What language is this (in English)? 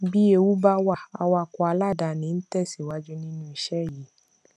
Yoruba